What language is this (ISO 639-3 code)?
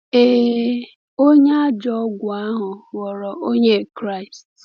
ibo